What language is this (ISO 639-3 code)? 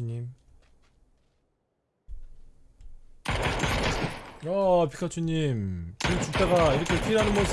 kor